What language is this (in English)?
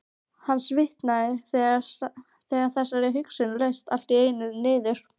Icelandic